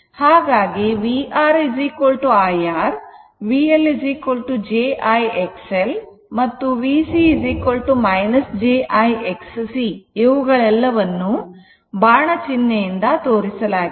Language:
Kannada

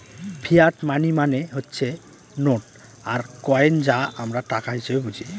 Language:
Bangla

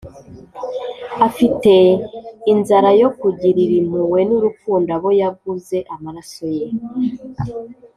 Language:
Kinyarwanda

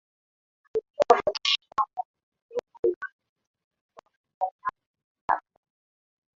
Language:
Swahili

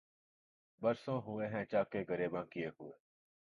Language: Urdu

